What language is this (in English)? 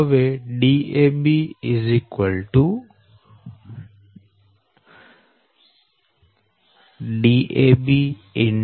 Gujarati